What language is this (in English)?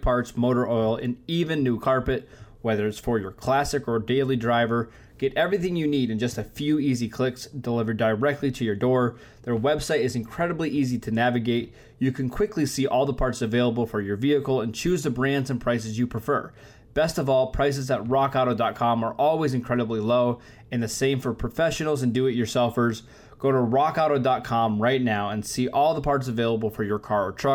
English